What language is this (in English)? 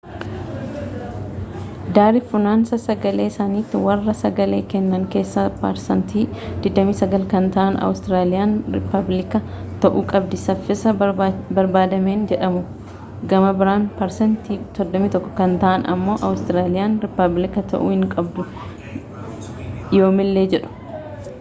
Oromo